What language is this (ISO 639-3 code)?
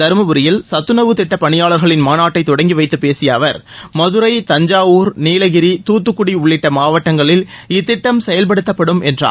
tam